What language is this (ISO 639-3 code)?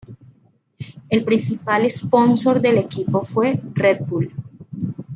spa